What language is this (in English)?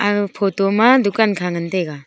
Wancho Naga